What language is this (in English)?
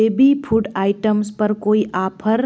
Hindi